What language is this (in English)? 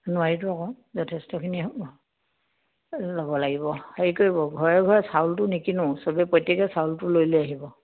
Assamese